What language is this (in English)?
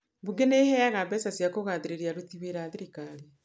Kikuyu